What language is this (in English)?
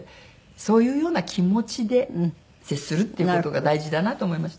Japanese